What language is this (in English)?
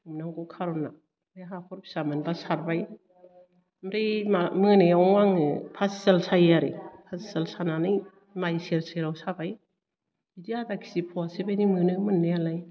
Bodo